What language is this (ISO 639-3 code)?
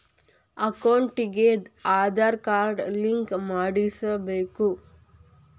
kan